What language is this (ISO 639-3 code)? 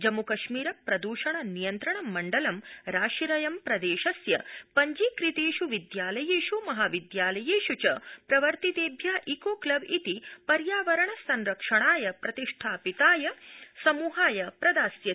san